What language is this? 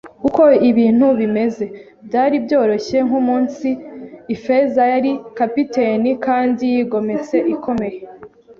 Kinyarwanda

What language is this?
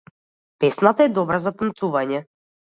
Macedonian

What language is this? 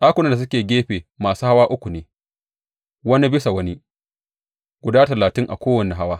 Hausa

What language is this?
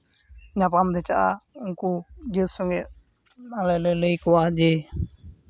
Santali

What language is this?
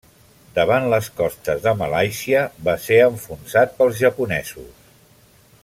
Catalan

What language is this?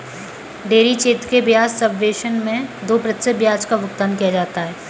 Hindi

